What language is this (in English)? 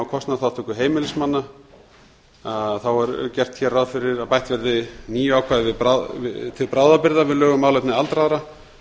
Icelandic